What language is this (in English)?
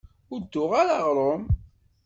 Kabyle